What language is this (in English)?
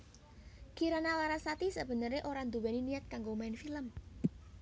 Javanese